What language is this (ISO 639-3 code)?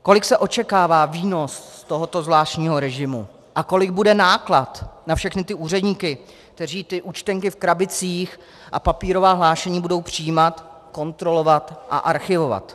ces